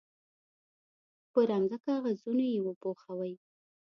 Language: Pashto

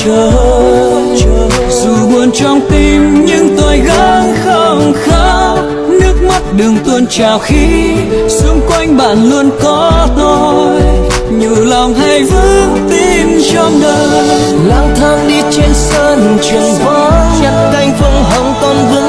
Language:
Vietnamese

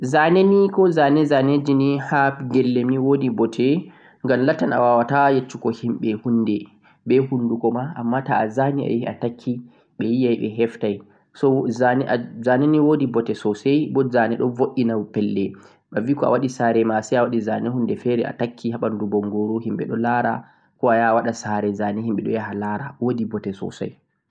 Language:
Central-Eastern Niger Fulfulde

